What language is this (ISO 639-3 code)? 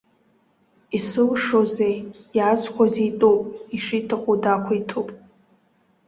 abk